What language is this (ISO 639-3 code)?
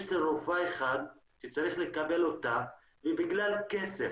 heb